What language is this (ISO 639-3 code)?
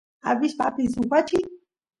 qus